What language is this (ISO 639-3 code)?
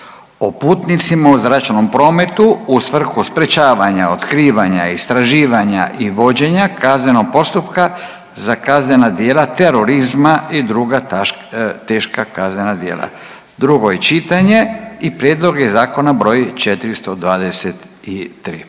hrv